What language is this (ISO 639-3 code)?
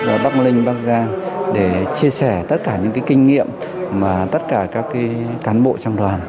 vie